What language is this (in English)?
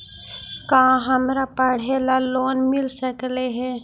Magahi